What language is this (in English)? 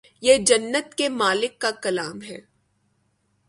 Urdu